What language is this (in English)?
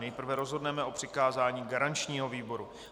Czech